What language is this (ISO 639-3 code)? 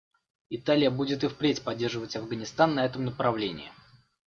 rus